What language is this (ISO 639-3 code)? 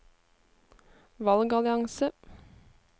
nor